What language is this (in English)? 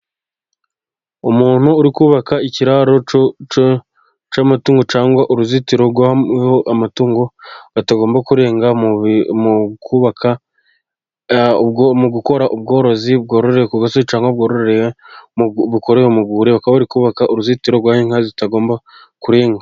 Kinyarwanda